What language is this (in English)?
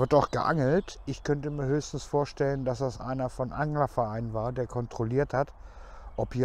German